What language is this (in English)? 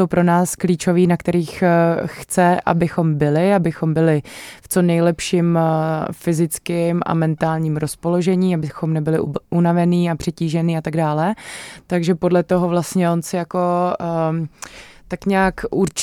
Czech